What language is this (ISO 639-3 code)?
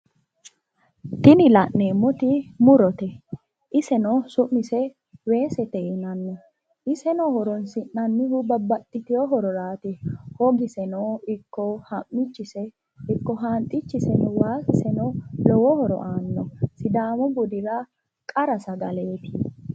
sid